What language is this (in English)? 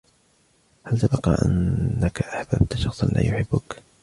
Arabic